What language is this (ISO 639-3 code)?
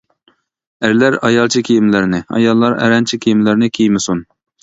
uig